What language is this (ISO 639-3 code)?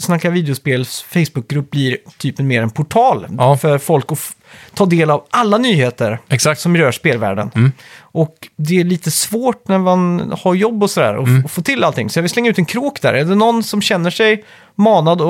swe